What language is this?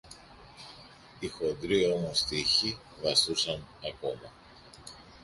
Greek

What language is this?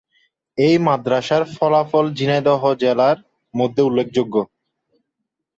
Bangla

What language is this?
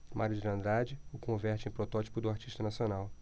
Portuguese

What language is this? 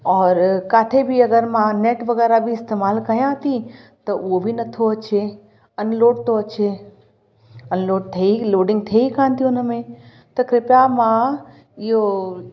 Sindhi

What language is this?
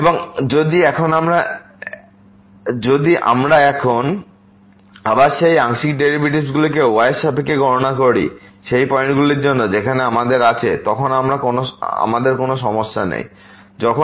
Bangla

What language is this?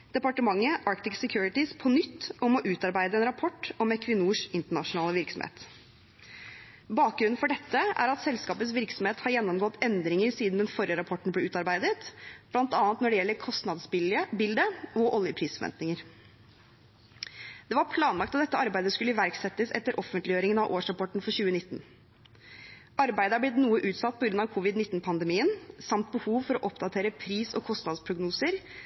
Norwegian Bokmål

